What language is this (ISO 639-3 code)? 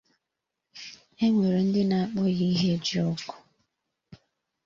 ibo